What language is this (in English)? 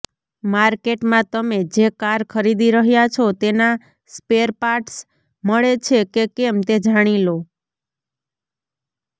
Gujarati